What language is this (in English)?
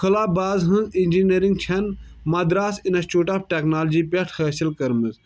Kashmiri